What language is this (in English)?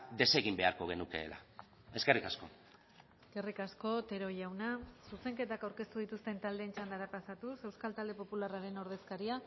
Basque